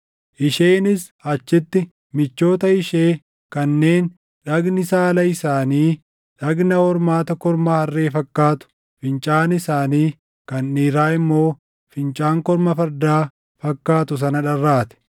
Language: Oromo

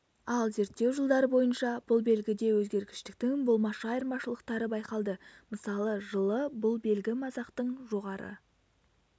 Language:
Kazakh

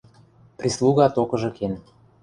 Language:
Western Mari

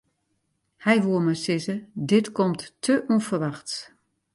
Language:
Western Frisian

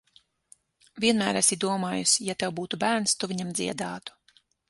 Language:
Latvian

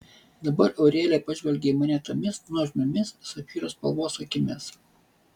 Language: Lithuanian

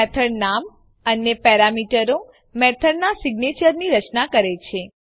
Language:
Gujarati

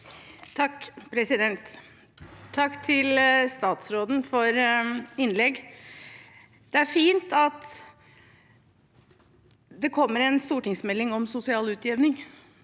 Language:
Norwegian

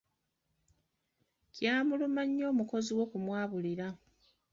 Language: Ganda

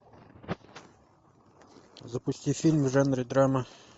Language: Russian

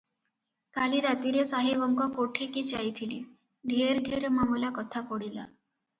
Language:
Odia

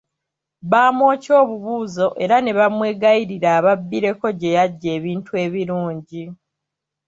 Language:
Ganda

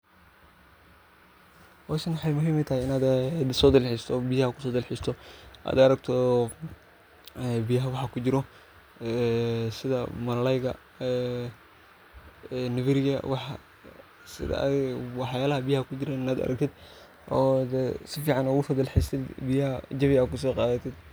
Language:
Somali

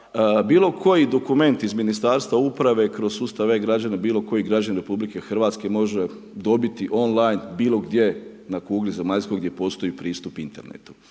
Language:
Croatian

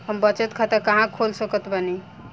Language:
Bhojpuri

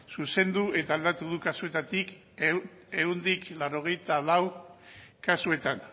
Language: Basque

